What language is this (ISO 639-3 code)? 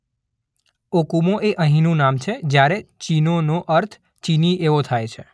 guj